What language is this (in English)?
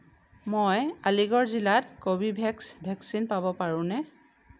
Assamese